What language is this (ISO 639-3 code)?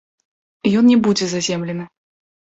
bel